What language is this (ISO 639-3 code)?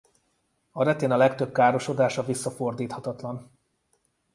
hun